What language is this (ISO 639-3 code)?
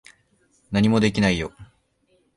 jpn